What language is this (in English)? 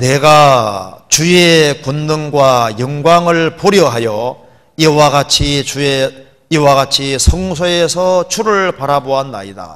Korean